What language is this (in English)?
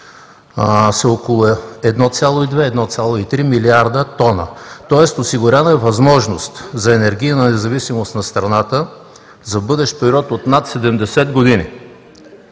Bulgarian